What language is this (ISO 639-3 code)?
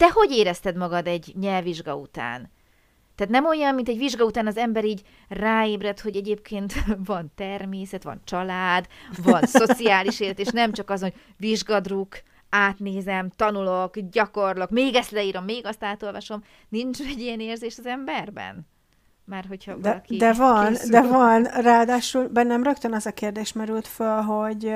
hun